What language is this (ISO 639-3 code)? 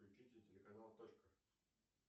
rus